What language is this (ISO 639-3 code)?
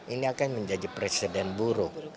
ind